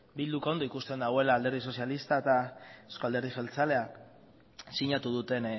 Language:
Basque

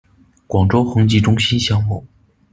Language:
Chinese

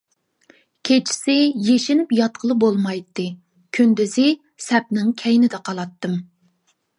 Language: Uyghur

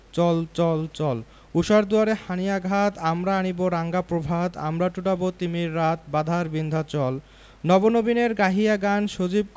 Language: Bangla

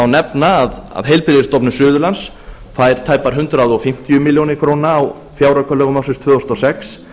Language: Icelandic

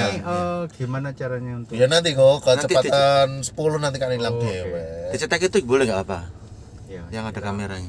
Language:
Indonesian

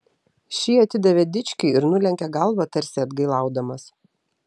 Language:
Lithuanian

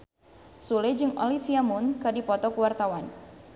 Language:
Sundanese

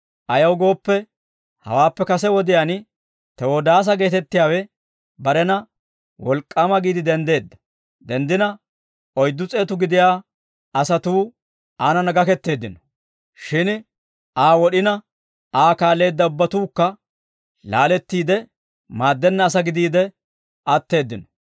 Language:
Dawro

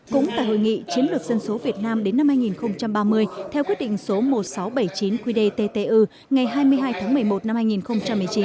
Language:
Vietnamese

